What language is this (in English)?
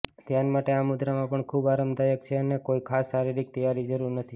Gujarati